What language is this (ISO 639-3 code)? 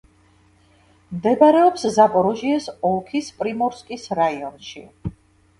kat